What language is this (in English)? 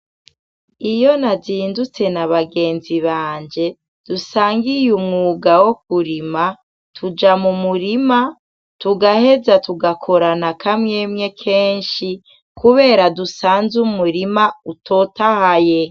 Rundi